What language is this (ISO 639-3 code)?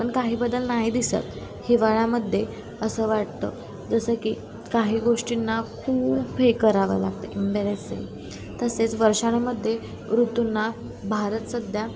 mar